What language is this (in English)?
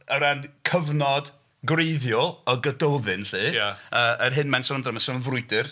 Welsh